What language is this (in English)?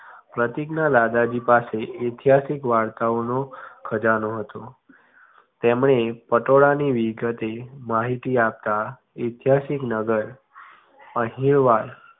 Gujarati